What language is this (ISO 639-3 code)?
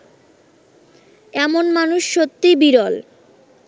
ben